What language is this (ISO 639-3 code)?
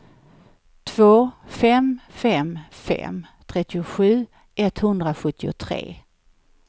swe